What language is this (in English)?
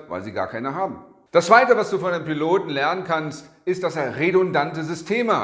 German